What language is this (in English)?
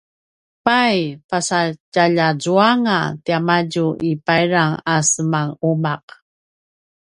Paiwan